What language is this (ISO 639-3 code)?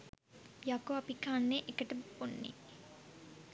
sin